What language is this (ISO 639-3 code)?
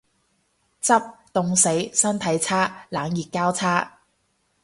yue